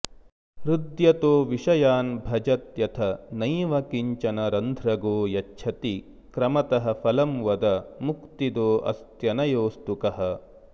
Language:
Sanskrit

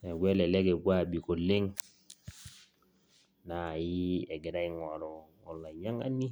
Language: Masai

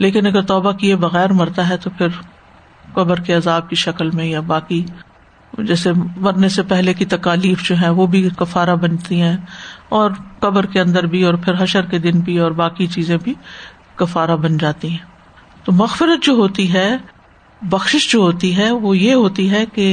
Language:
Urdu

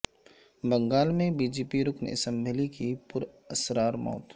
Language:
Urdu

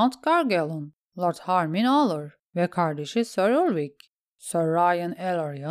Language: Turkish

